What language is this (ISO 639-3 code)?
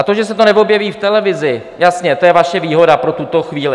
ces